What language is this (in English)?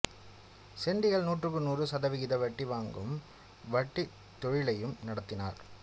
Tamil